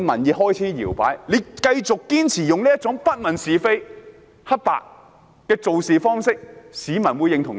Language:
Cantonese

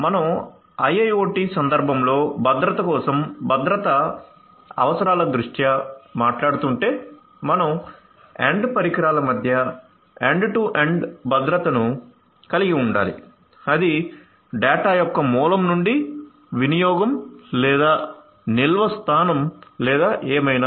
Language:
Telugu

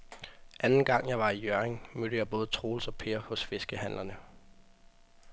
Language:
Danish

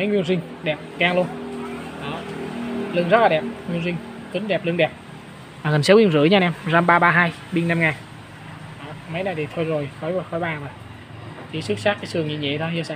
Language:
Vietnamese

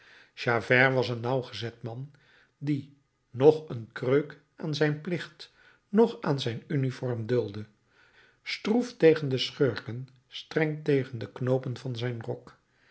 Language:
Dutch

